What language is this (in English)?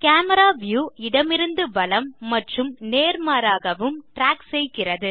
Tamil